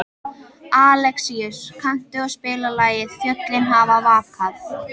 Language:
Icelandic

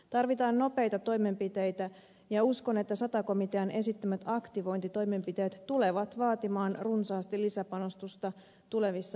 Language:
Finnish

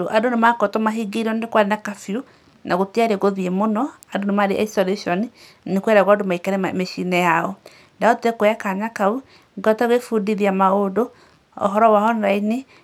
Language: Kikuyu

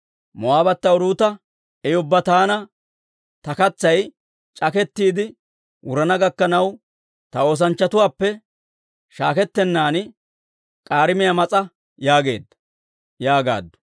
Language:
Dawro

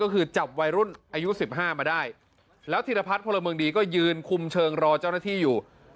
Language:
Thai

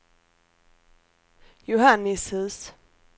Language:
Swedish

